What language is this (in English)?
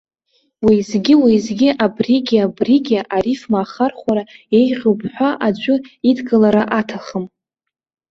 Abkhazian